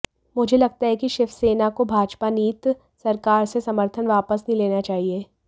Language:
Hindi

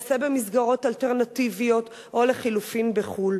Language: Hebrew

